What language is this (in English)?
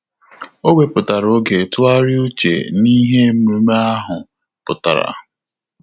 Igbo